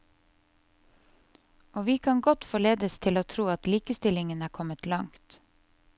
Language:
Norwegian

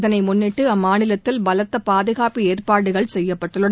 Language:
Tamil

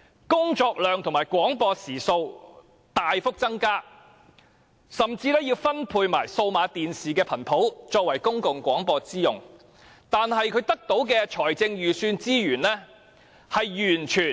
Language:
Cantonese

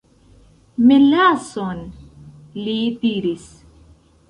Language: Esperanto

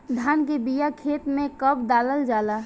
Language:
Bhojpuri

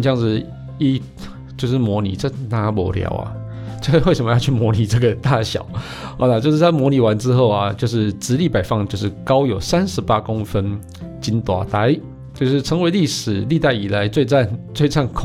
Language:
Chinese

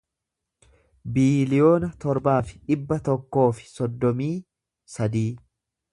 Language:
Oromo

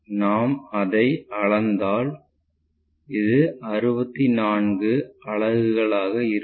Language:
Tamil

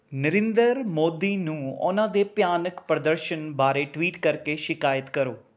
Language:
Punjabi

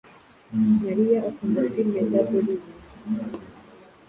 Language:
Kinyarwanda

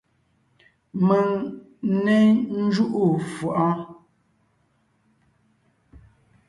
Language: Ngiemboon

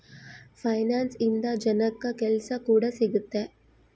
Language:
Kannada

